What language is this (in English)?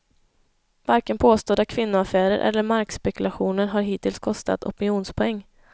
Swedish